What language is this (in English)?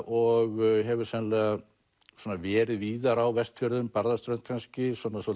Icelandic